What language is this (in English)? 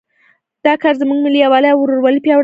Pashto